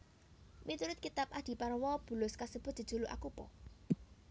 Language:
Javanese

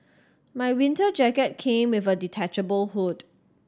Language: English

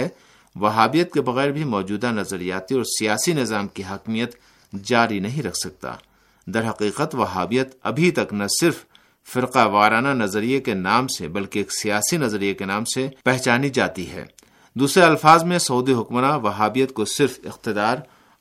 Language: Urdu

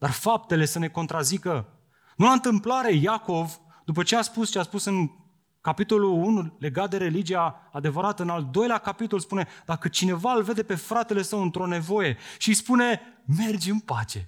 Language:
Romanian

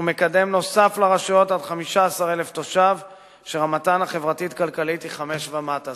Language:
Hebrew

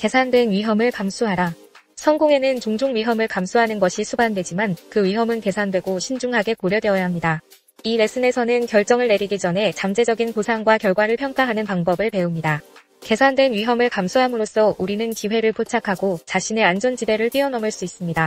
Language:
Korean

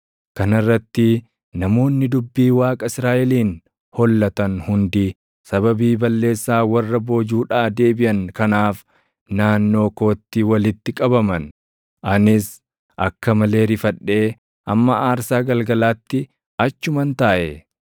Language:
Oromo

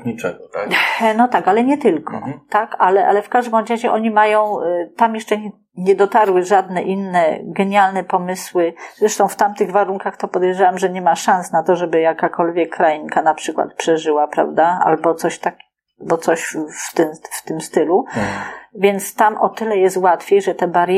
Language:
Polish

